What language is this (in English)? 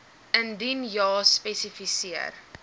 Afrikaans